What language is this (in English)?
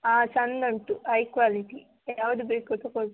Kannada